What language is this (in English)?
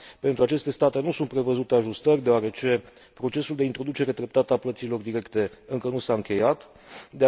Romanian